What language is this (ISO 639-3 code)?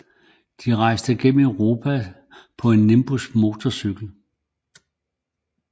dan